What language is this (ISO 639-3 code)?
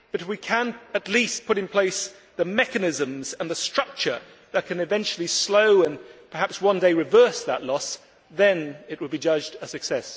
eng